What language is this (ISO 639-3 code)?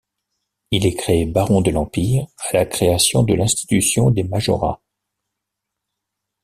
fra